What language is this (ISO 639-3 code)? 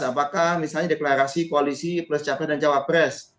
ind